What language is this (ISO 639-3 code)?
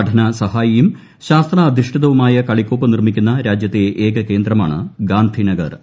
mal